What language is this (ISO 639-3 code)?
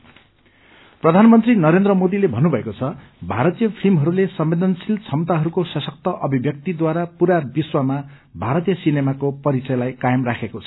nep